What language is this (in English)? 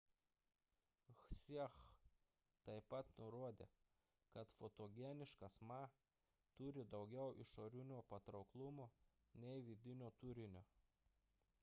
Lithuanian